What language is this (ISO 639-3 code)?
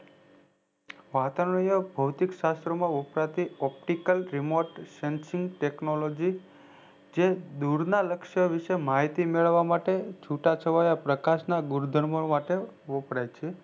guj